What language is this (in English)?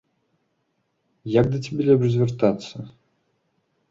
Belarusian